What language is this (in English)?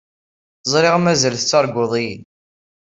Kabyle